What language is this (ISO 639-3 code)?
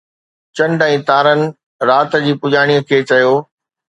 snd